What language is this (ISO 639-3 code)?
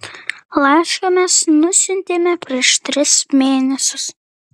lit